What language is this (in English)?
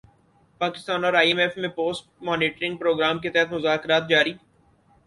Urdu